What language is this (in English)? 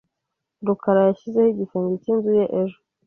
Kinyarwanda